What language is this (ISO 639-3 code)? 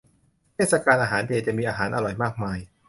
tha